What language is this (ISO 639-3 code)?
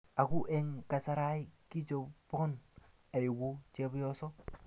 kln